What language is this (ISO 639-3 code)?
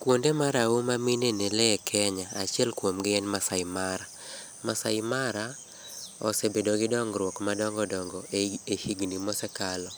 luo